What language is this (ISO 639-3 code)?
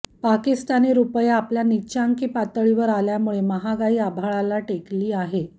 mar